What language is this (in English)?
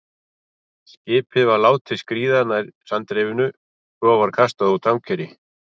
Icelandic